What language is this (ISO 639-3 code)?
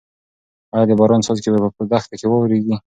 pus